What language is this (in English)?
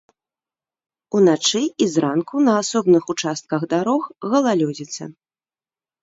Belarusian